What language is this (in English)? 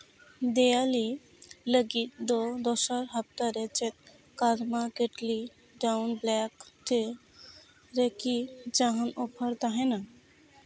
Santali